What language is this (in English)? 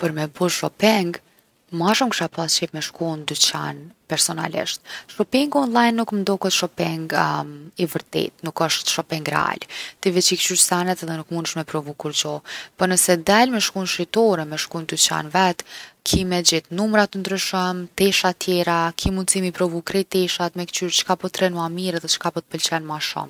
Gheg Albanian